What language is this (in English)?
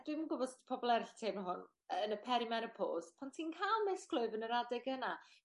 Welsh